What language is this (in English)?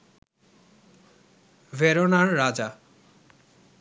Bangla